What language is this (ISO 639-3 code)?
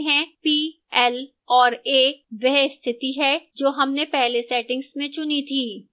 hin